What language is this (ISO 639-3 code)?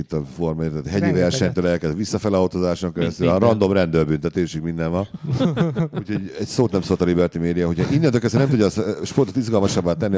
hun